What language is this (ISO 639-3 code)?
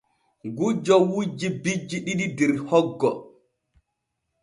fue